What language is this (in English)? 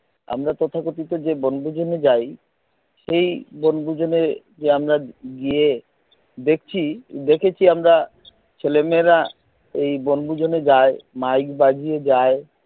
Bangla